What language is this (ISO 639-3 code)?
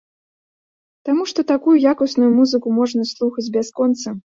bel